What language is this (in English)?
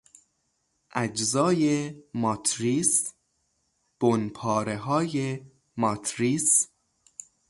Persian